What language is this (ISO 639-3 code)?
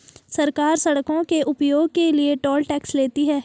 hin